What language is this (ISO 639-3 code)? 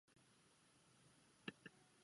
zho